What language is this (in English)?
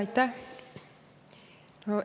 Estonian